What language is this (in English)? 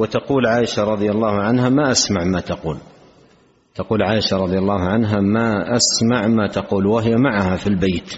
Arabic